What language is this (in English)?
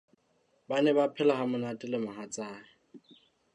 Southern Sotho